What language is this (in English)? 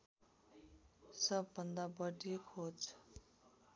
Nepali